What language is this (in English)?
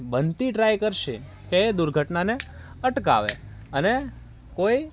Gujarati